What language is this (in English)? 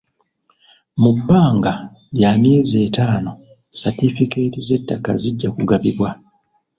Ganda